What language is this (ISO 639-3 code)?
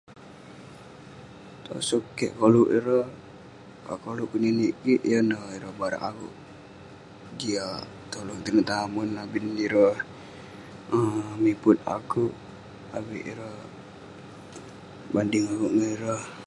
pne